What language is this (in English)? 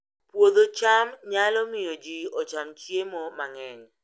Luo (Kenya and Tanzania)